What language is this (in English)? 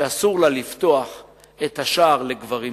Hebrew